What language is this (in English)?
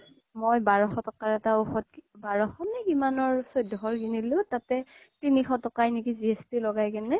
Assamese